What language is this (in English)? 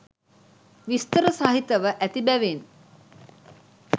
Sinhala